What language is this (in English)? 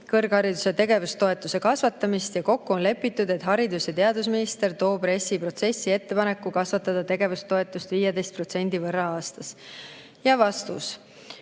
Estonian